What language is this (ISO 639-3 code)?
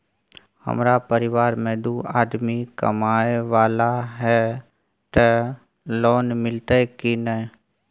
mai